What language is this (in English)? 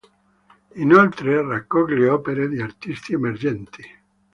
Italian